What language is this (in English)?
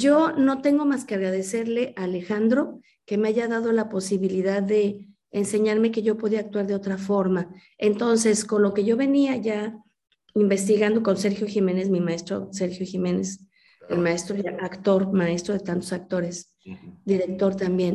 Spanish